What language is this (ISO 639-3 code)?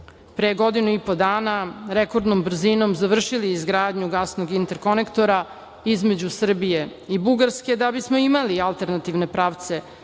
srp